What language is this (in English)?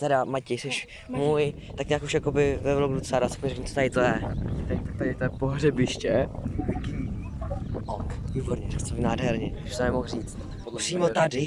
Czech